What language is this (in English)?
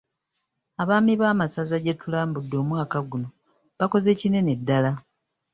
Ganda